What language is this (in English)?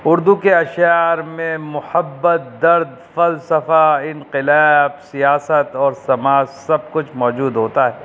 Urdu